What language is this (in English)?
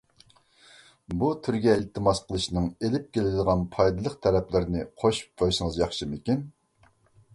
Uyghur